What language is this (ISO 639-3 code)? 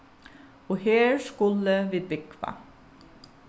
fao